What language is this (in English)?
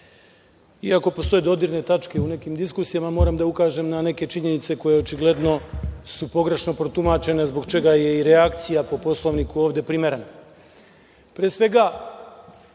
Serbian